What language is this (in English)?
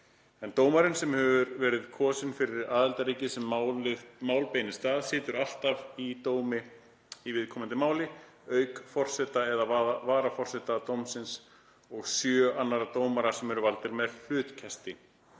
Icelandic